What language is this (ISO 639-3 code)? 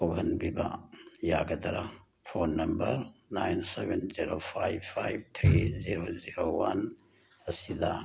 mni